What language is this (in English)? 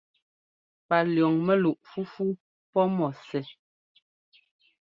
Ngomba